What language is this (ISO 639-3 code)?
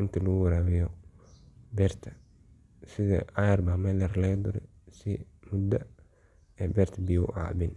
som